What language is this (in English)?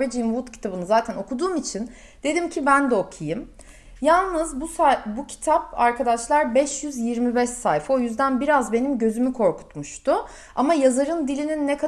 Turkish